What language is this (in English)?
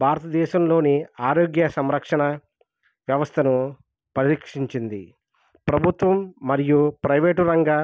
Telugu